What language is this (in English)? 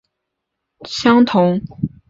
Chinese